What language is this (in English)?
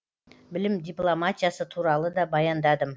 Kazakh